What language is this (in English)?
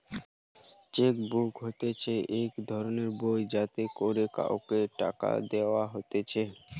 Bangla